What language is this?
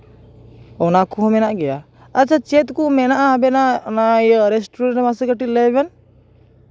Santali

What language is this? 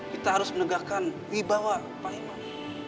Indonesian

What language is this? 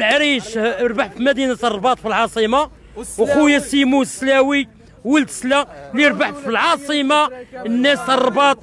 Arabic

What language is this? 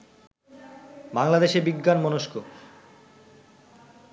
Bangla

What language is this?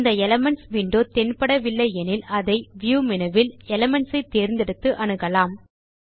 Tamil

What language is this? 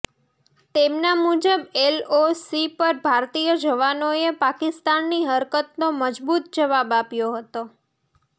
Gujarati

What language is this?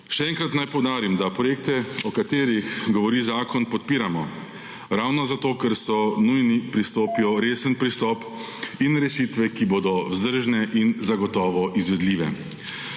Slovenian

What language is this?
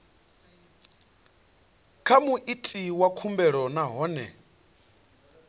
Venda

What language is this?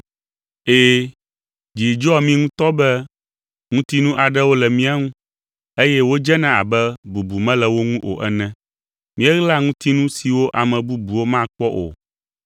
Ewe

